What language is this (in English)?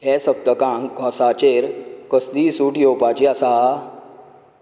Konkani